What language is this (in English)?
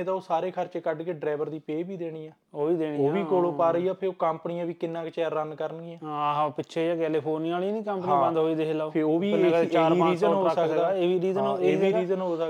Punjabi